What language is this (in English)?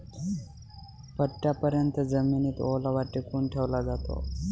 Marathi